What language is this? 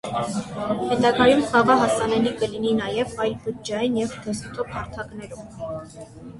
Armenian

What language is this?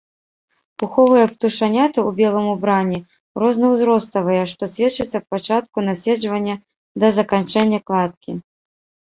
Belarusian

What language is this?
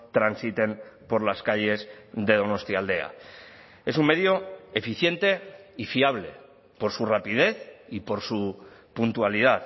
Spanish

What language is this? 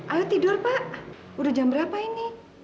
Indonesian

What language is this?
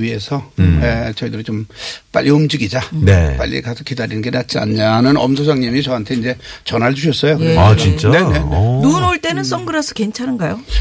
Korean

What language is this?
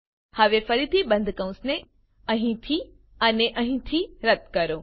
Gujarati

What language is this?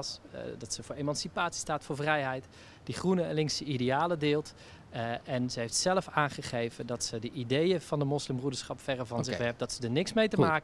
Dutch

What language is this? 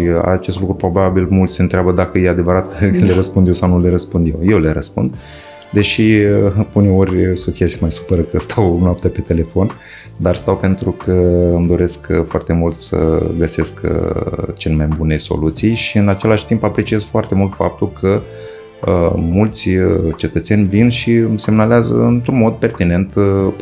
Romanian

